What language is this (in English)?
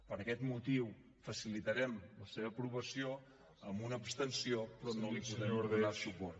Catalan